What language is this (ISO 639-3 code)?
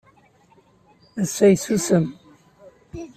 kab